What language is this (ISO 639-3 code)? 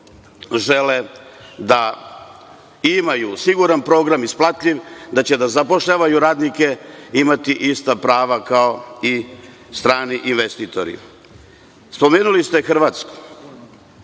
srp